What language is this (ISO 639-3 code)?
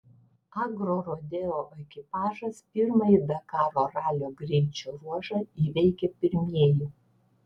lit